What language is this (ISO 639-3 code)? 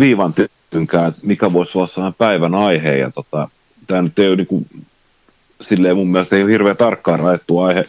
fin